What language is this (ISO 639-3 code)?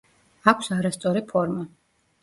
kat